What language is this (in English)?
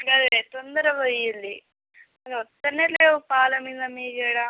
Telugu